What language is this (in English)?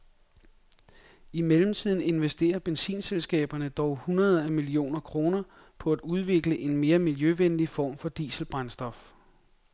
Danish